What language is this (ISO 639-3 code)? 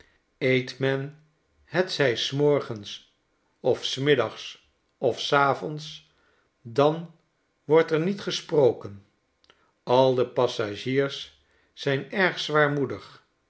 nld